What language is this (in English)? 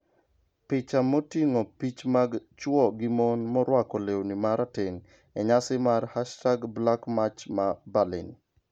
Luo (Kenya and Tanzania)